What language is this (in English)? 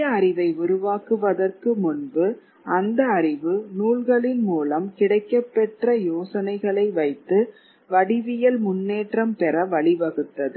Tamil